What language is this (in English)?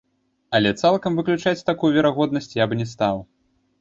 Belarusian